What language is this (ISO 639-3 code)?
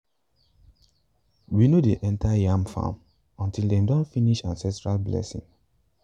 pcm